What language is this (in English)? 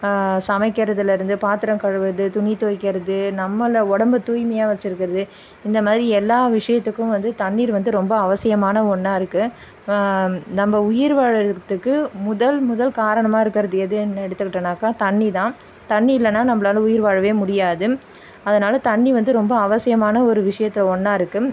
Tamil